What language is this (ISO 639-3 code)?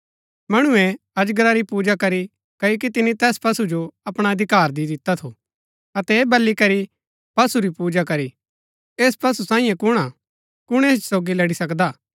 gbk